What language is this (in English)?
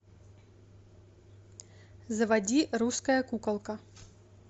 Russian